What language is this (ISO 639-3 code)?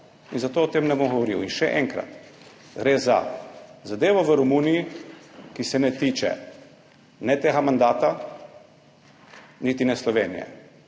slv